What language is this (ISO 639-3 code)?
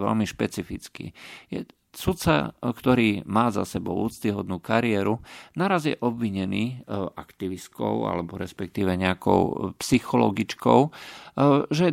slk